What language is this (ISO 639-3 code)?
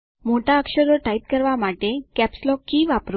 guj